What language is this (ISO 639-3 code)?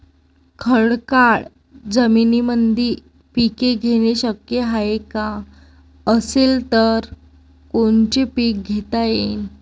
mar